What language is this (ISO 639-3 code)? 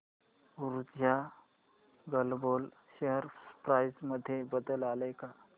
mar